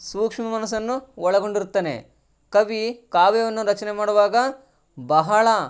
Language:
Kannada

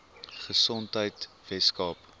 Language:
Afrikaans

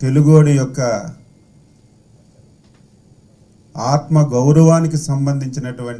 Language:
Hindi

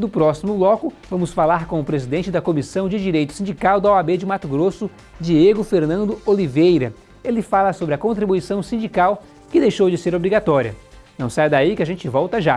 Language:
Portuguese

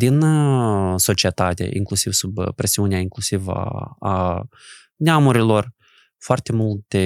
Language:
Romanian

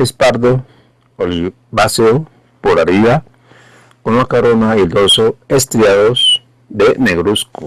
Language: Spanish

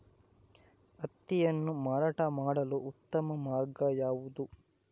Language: Kannada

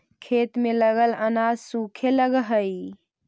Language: Magahi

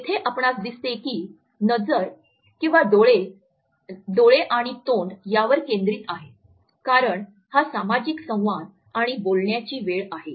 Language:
Marathi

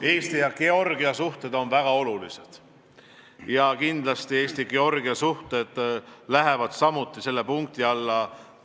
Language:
Estonian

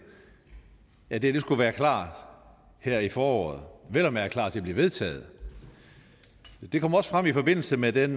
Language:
Danish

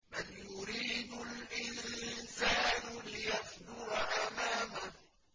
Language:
Arabic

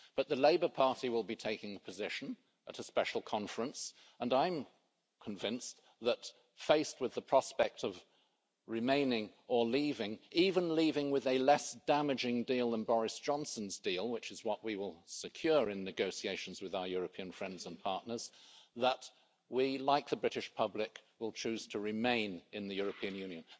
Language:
English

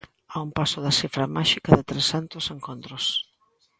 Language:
Galician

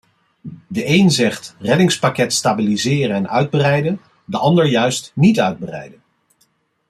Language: Dutch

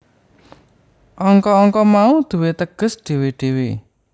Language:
Javanese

